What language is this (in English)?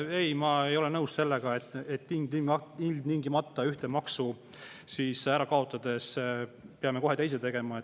Estonian